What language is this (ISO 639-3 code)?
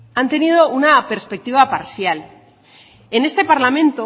spa